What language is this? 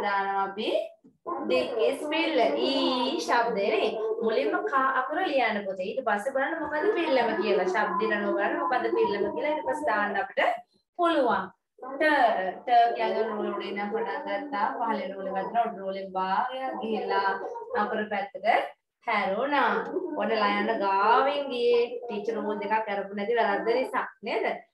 Thai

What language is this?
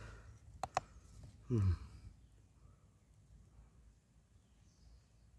Indonesian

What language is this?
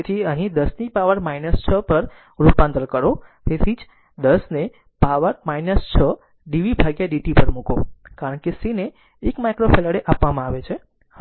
Gujarati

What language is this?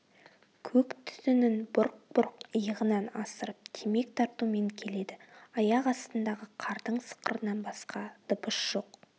Kazakh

